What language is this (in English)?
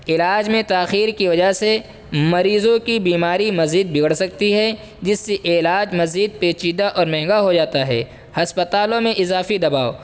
Urdu